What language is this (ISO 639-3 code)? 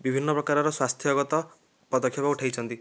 ori